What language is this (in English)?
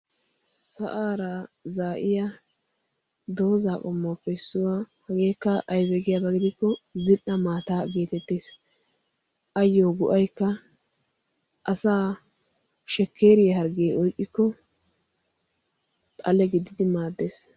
Wolaytta